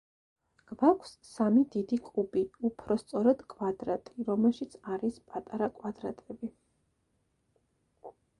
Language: Georgian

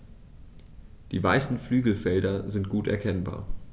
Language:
German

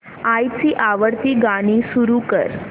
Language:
Marathi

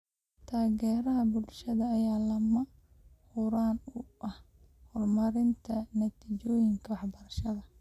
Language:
Somali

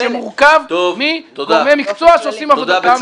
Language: Hebrew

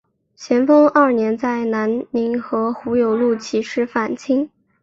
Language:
Chinese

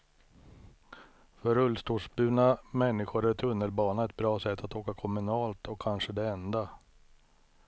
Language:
Swedish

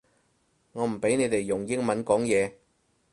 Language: Cantonese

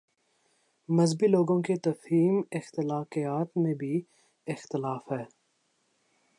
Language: Urdu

